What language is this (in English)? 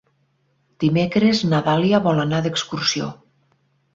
Catalan